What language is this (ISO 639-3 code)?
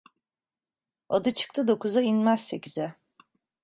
tur